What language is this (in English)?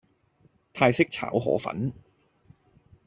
Cantonese